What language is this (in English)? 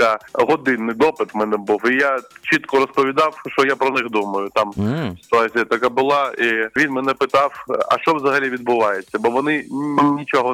Ukrainian